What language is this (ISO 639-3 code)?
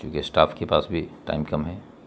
urd